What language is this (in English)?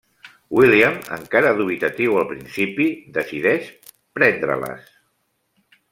Catalan